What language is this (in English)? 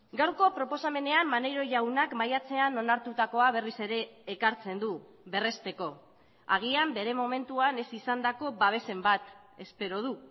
Basque